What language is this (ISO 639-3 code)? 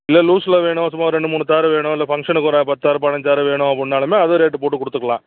tam